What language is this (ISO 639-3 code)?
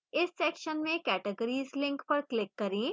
hin